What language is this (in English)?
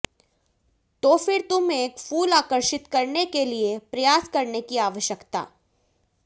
Hindi